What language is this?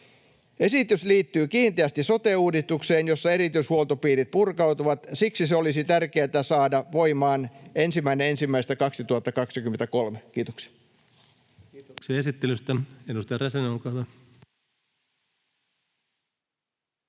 Finnish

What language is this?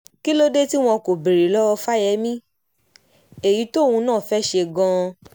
Yoruba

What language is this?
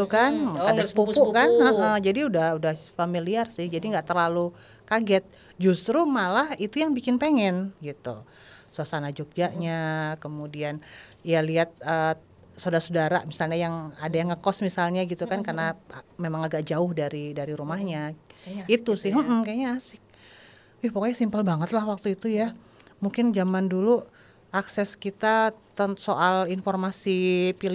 Indonesian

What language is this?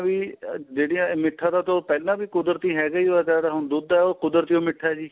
Punjabi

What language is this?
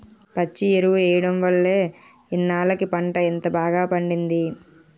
Telugu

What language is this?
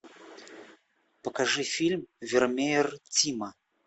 Russian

